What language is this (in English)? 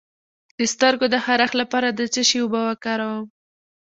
Pashto